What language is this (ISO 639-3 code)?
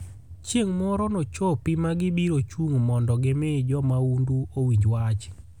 luo